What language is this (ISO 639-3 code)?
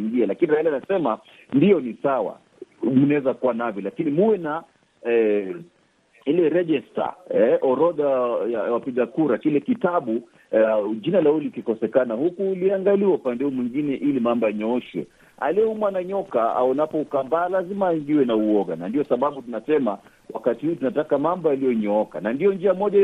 swa